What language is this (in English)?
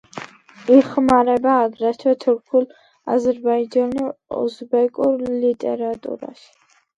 Georgian